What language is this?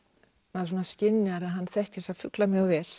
Icelandic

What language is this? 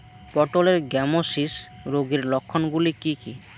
Bangla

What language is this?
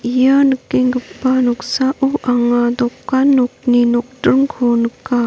Garo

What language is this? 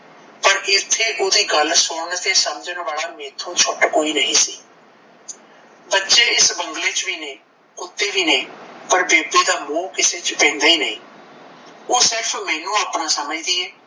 Punjabi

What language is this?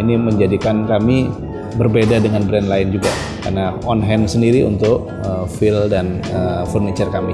Indonesian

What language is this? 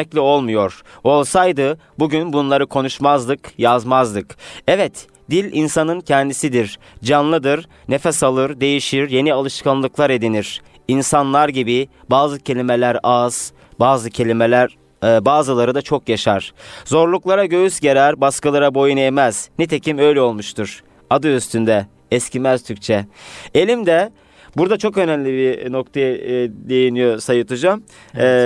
Turkish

